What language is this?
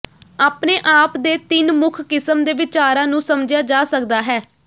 Punjabi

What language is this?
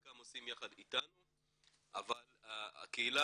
Hebrew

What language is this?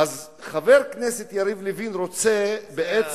Hebrew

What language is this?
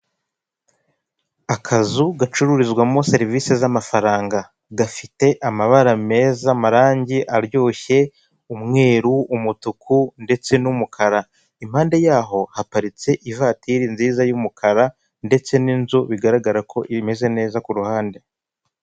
Kinyarwanda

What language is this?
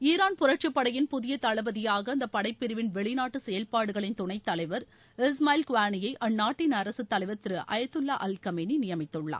Tamil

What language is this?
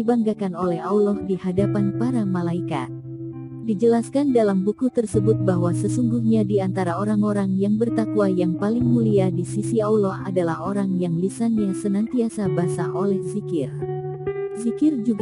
Indonesian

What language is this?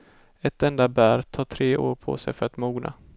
Swedish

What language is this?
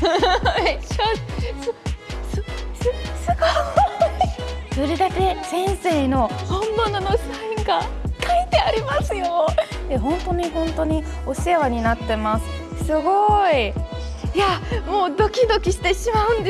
Japanese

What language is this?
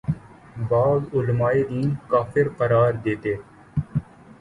Urdu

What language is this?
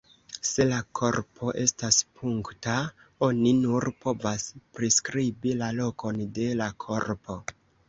Esperanto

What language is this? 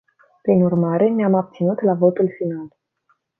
Romanian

